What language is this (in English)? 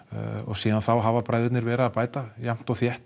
Icelandic